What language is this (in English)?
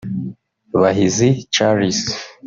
Kinyarwanda